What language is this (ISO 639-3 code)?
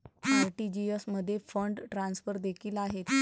mar